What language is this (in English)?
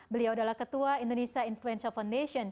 Indonesian